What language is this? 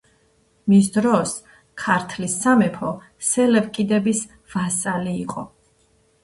Georgian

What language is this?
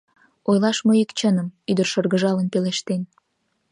Mari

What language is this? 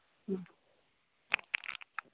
Manipuri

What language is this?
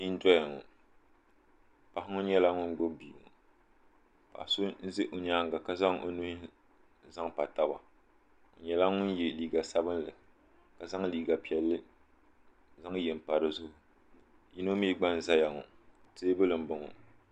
Dagbani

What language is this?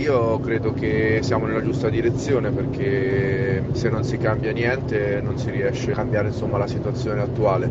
Italian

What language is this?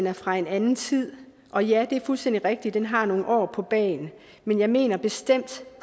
Danish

